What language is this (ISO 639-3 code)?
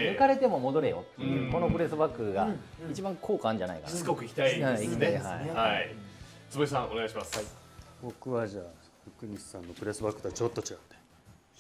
jpn